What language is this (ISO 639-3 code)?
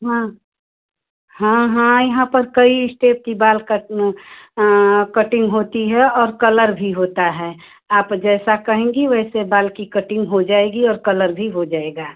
hin